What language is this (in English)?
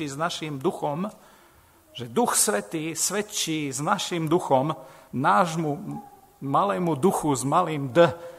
Slovak